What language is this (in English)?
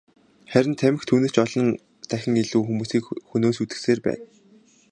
Mongolian